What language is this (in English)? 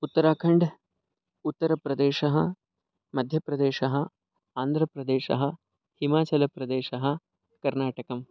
Sanskrit